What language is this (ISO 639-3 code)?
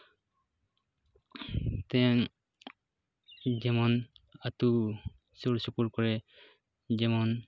sat